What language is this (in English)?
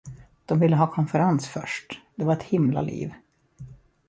Swedish